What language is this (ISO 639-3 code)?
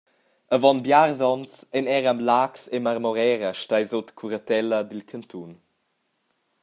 roh